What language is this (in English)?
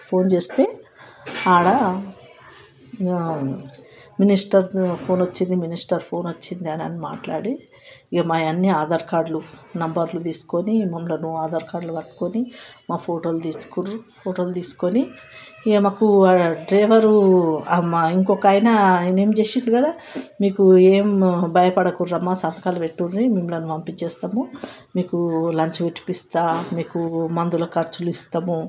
Telugu